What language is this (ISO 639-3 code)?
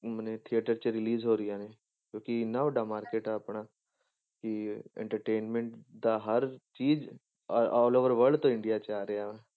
pan